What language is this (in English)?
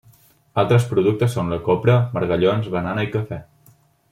Catalan